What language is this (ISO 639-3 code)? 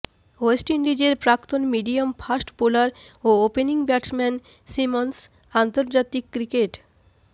ben